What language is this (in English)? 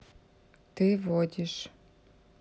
Russian